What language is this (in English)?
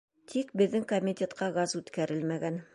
Bashkir